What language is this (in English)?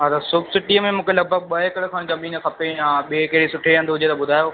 Sindhi